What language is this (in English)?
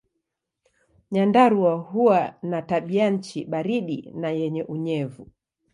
Swahili